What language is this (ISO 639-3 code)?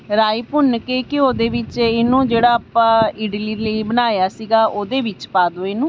pan